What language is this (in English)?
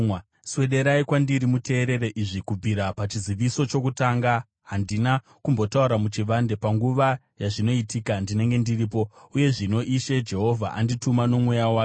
Shona